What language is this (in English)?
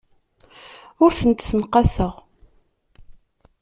Kabyle